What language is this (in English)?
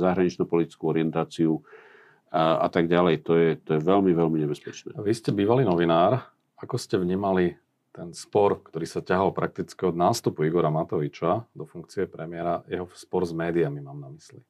Slovak